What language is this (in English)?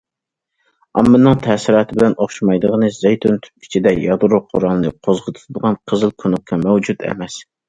Uyghur